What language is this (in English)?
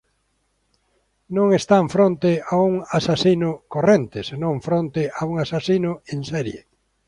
Galician